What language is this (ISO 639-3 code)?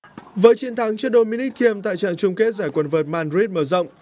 vie